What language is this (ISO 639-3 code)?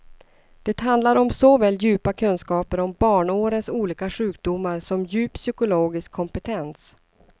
swe